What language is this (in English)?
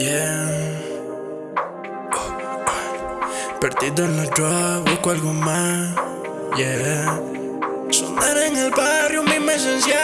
Spanish